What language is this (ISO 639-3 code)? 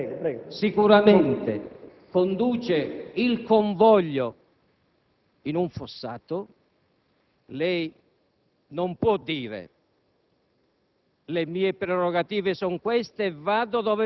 ita